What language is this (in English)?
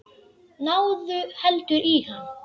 Icelandic